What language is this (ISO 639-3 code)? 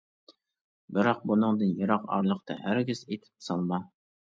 uig